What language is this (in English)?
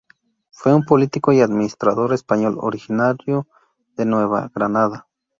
Spanish